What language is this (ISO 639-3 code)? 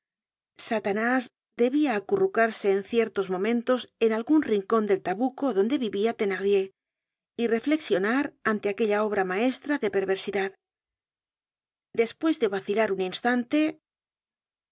spa